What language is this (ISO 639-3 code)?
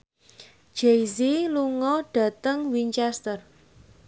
jav